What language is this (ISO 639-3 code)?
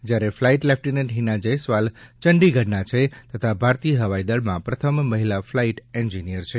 guj